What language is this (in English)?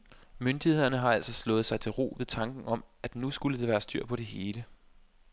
Danish